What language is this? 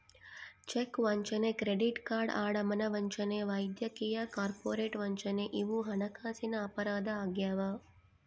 Kannada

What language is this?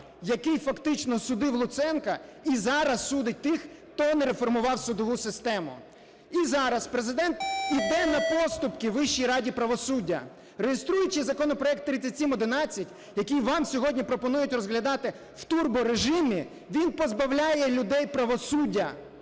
Ukrainian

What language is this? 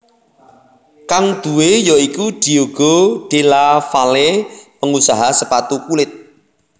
Javanese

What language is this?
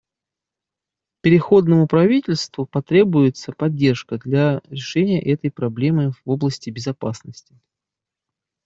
Russian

